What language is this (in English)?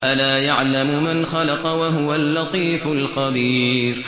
Arabic